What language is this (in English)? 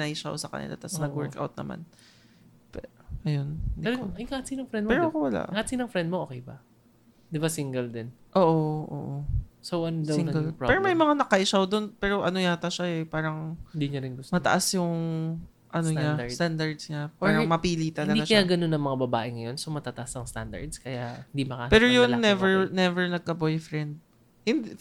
Filipino